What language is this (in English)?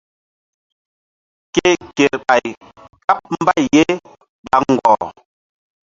Mbum